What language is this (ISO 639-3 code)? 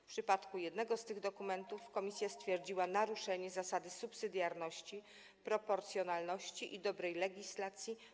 pol